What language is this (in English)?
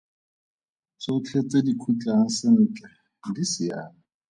Tswana